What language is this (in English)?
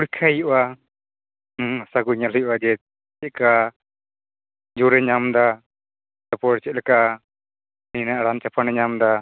Santali